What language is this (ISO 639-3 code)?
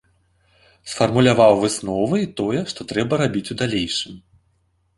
bel